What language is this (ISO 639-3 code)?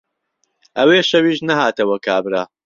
ckb